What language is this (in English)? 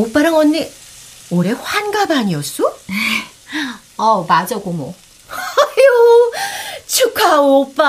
Korean